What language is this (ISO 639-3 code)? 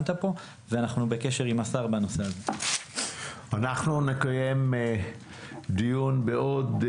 heb